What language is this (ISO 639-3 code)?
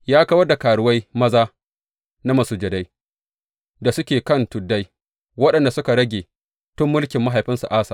hau